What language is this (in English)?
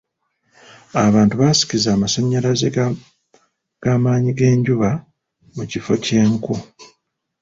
Ganda